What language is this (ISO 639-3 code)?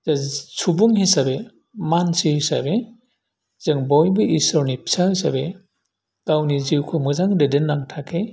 brx